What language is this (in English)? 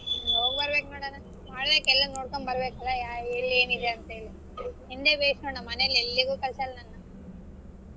Kannada